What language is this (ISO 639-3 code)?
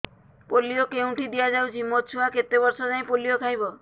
ori